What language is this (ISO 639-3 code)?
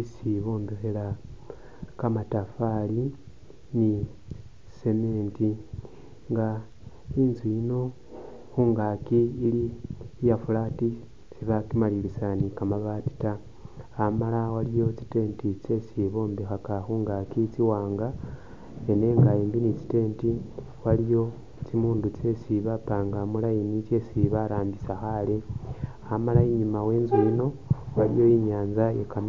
myx